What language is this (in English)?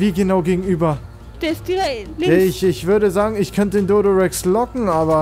German